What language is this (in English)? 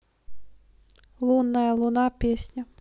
Russian